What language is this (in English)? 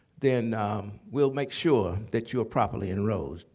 English